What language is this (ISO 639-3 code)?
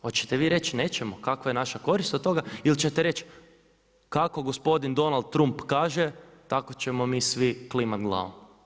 hrv